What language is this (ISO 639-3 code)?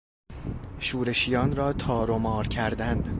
fas